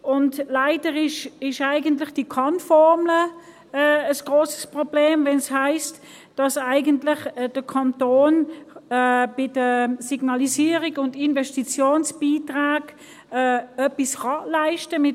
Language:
Swiss German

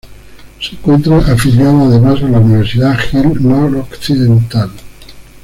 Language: Spanish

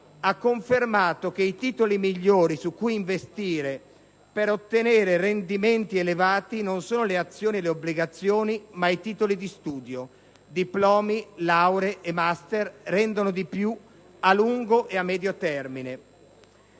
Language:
Italian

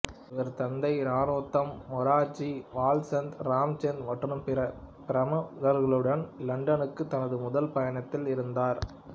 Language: Tamil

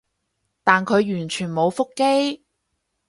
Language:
Cantonese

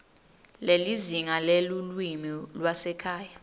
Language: Swati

